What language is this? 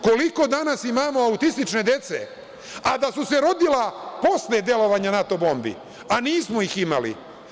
Serbian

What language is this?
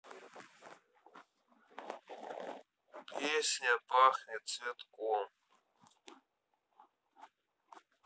Russian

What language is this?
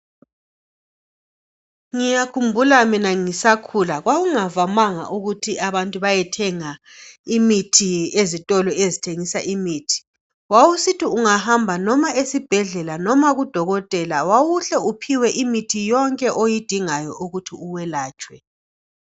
North Ndebele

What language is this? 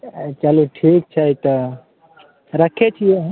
Maithili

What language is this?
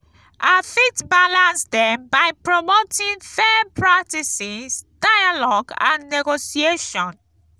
Nigerian Pidgin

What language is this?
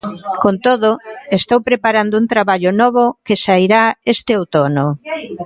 Galician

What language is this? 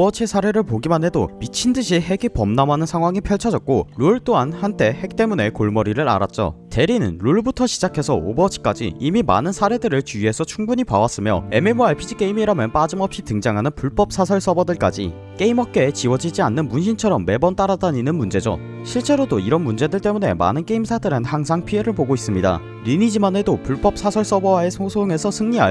Korean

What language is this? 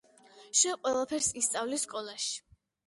Georgian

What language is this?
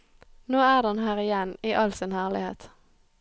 Norwegian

